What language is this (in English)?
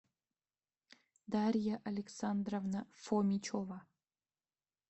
Russian